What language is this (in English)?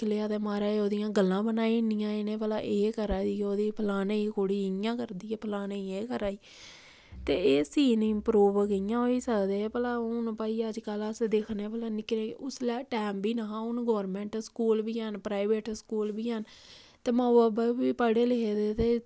Dogri